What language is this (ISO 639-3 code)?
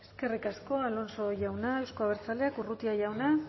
eus